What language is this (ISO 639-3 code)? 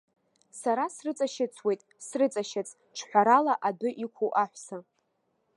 abk